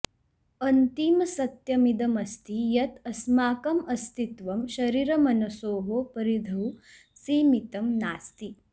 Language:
Sanskrit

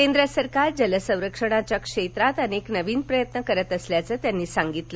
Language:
Marathi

